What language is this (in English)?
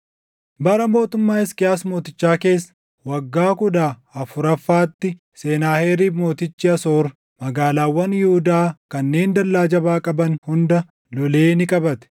Oromo